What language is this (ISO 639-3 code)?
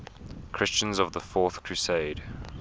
eng